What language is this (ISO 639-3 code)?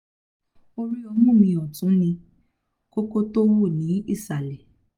yor